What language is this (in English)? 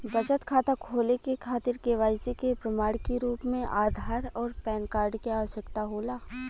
Bhojpuri